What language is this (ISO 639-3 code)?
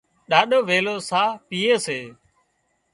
kxp